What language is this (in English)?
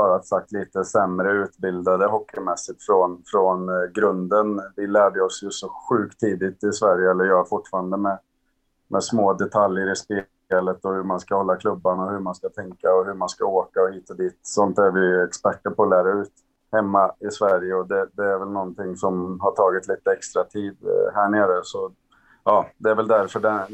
Swedish